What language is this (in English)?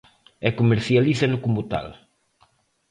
Galician